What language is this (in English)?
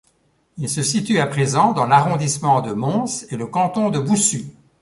French